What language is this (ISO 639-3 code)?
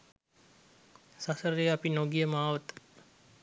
sin